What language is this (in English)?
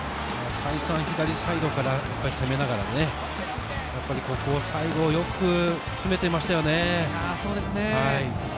Japanese